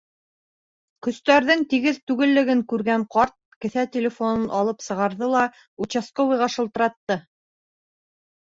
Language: Bashkir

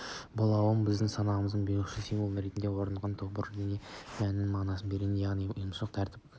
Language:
Kazakh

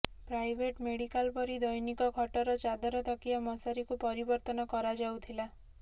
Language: Odia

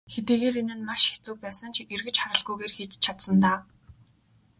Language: Mongolian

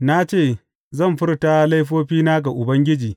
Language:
Hausa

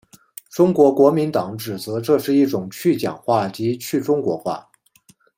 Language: Chinese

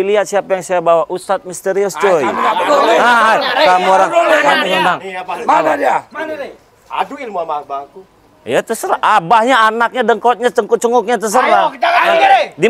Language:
Indonesian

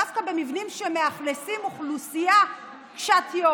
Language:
Hebrew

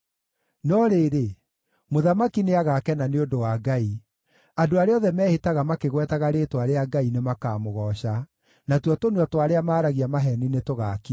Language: Kikuyu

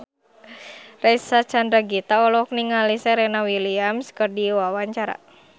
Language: Sundanese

